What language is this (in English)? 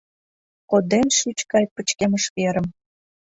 Mari